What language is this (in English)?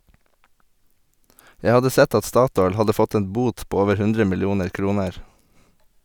Norwegian